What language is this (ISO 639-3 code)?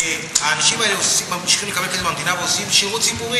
heb